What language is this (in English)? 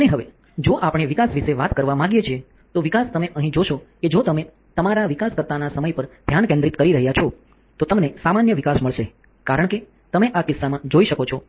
Gujarati